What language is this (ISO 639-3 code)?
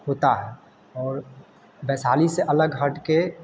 hin